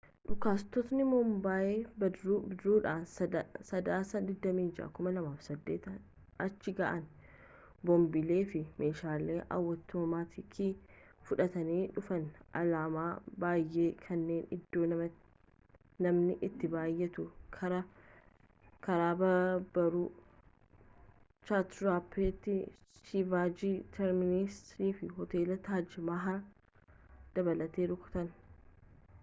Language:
Oromo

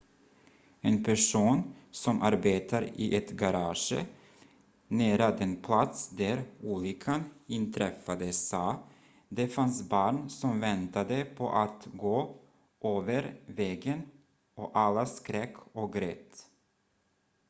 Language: Swedish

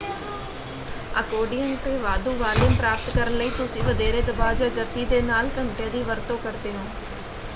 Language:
Punjabi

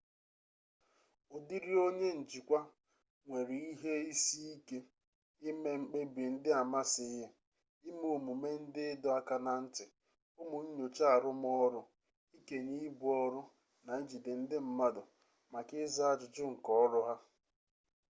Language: Igbo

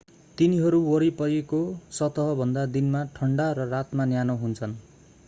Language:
Nepali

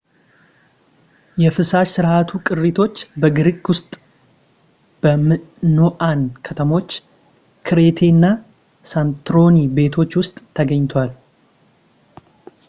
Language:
Amharic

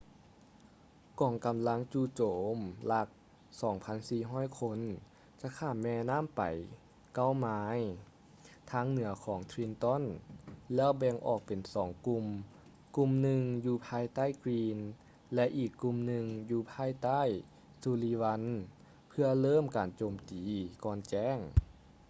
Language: Lao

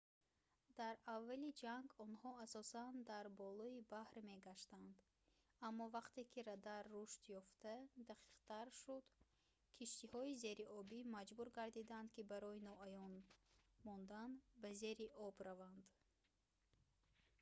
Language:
Tajik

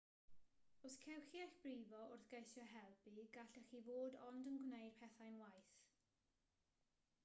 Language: Welsh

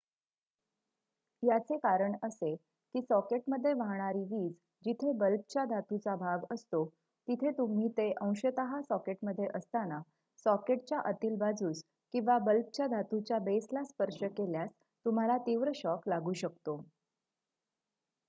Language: Marathi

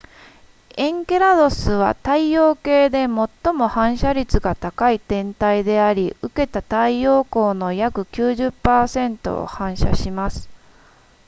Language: Japanese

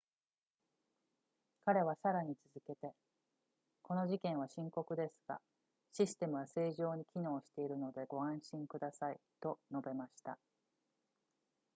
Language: Japanese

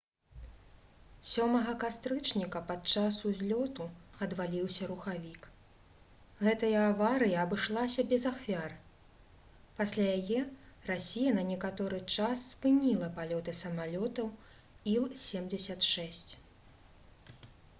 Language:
Belarusian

